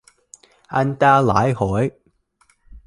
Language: Vietnamese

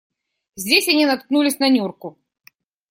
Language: Russian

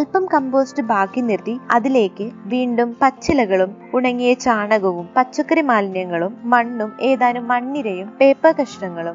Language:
Malayalam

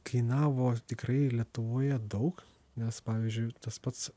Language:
Lithuanian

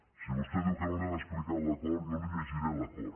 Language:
Catalan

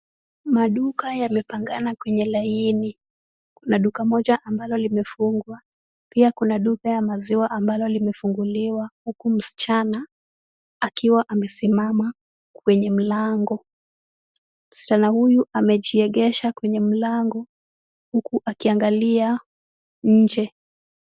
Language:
Swahili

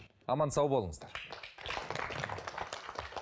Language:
Kazakh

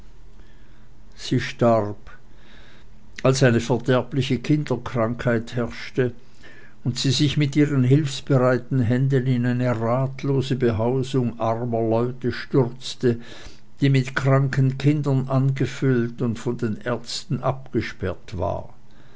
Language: German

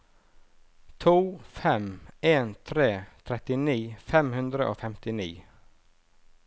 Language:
Norwegian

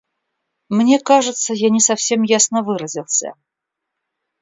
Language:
Russian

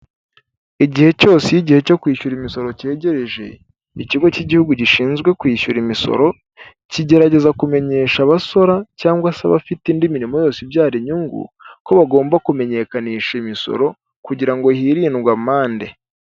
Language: Kinyarwanda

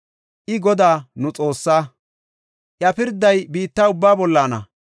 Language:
Gofa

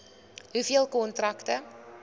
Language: Afrikaans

